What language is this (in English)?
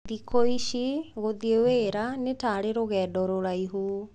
Kikuyu